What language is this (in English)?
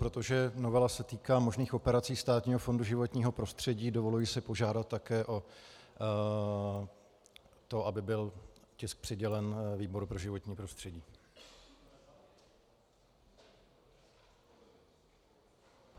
Czech